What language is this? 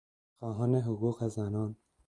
Persian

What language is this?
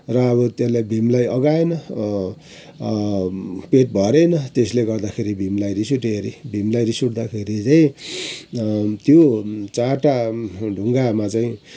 Nepali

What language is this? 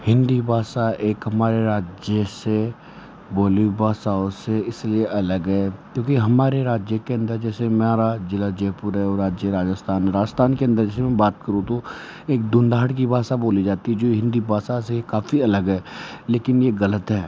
Hindi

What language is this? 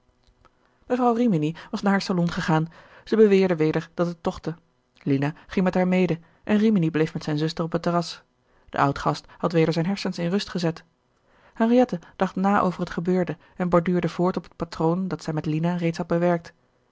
Dutch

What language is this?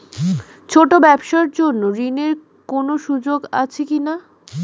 Bangla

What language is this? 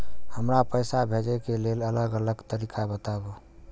Maithili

